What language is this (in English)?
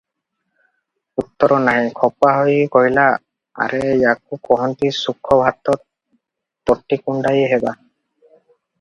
Odia